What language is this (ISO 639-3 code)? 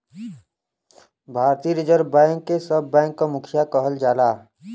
bho